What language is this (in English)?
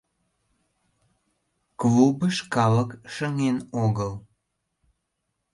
Mari